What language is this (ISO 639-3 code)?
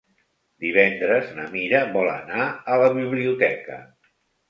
cat